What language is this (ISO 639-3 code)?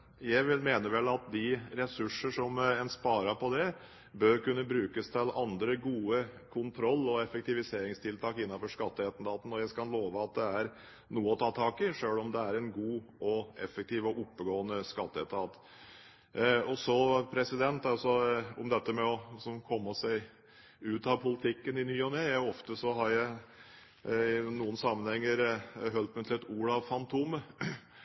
nob